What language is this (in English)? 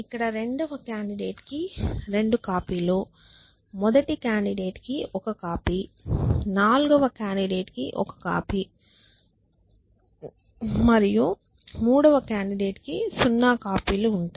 Telugu